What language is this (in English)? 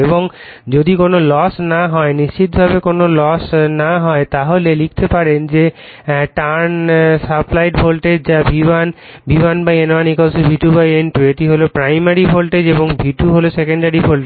Bangla